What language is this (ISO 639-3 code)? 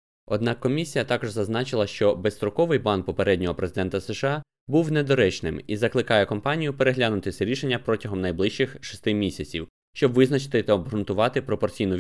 ukr